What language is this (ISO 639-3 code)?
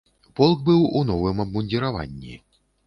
bel